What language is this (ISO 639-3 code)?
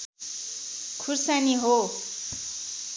nep